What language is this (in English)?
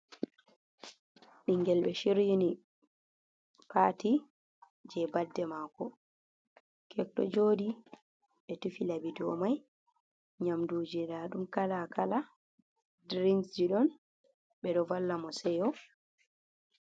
Fula